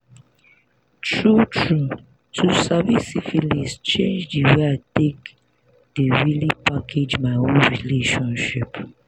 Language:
Nigerian Pidgin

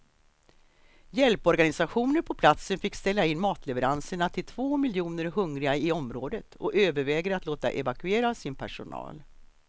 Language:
Swedish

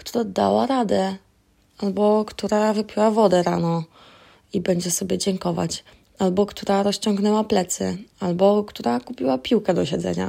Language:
Polish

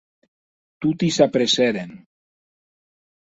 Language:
Occitan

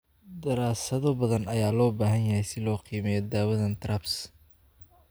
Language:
Somali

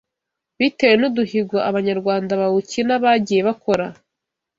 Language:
Kinyarwanda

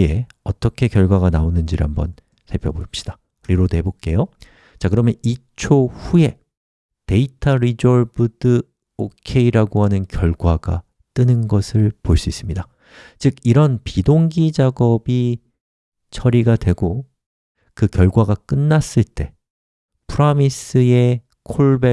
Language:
Korean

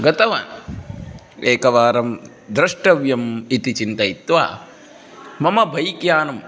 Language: Sanskrit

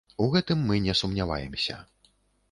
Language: Belarusian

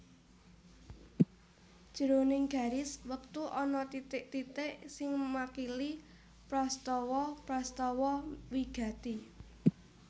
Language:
Javanese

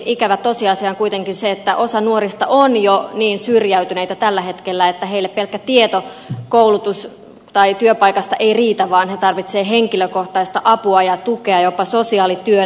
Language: Finnish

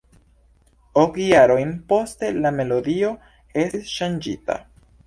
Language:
Esperanto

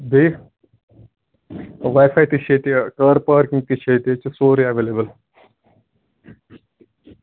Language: Kashmiri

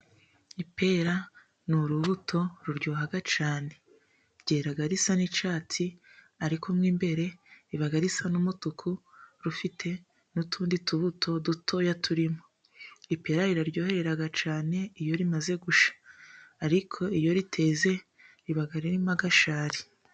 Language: Kinyarwanda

